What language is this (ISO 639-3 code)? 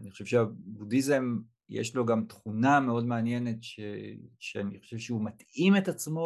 heb